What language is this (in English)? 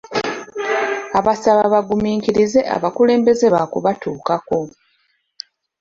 Ganda